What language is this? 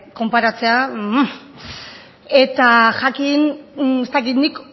Basque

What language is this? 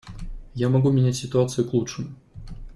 Russian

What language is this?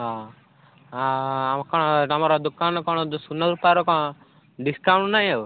Odia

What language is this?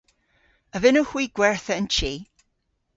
Cornish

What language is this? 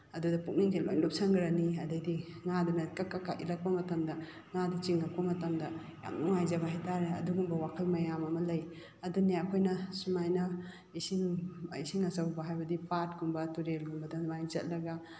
Manipuri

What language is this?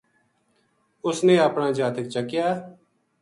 Gujari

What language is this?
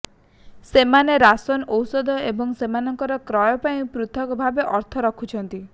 Odia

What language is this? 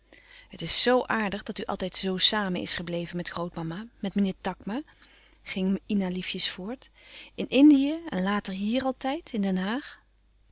Dutch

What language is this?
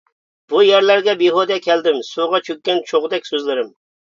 Uyghur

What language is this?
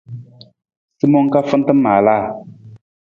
Nawdm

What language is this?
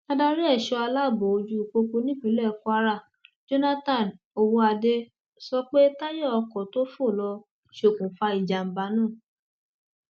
Yoruba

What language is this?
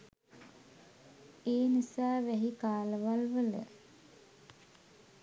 Sinhala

